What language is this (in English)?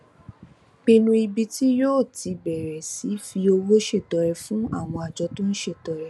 Yoruba